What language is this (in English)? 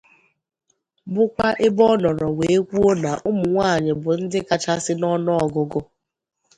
Igbo